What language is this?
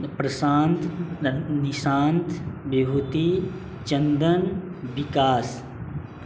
Maithili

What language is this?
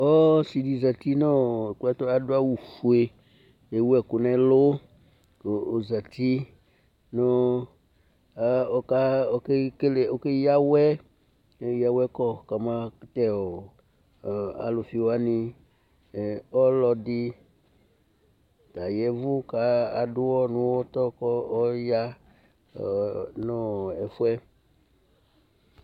Ikposo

